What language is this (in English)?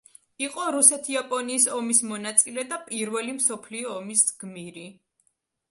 Georgian